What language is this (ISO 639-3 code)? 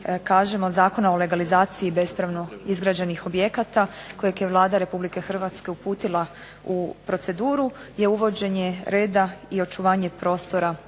hrv